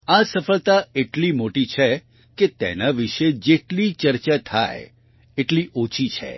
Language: Gujarati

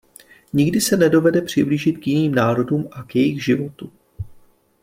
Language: Czech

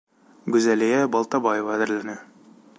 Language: Bashkir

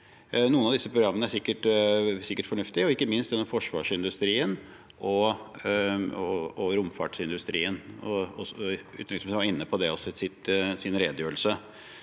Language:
Norwegian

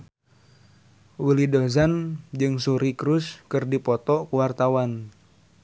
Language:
Sundanese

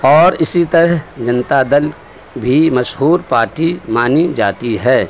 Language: Urdu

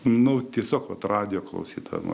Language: Lithuanian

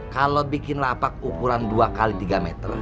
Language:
Indonesian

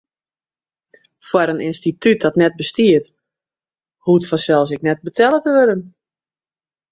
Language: Western Frisian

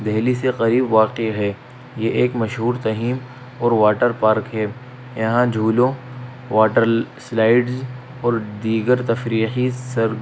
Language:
Urdu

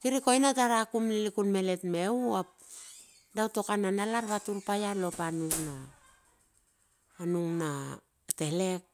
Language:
Bilur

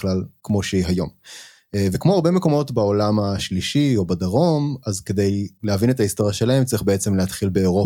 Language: Hebrew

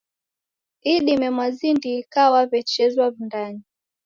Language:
Taita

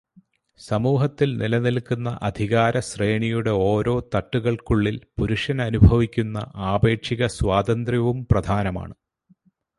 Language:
Malayalam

